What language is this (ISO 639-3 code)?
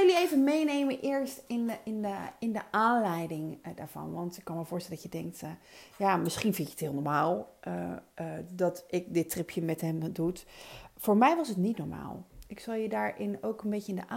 nld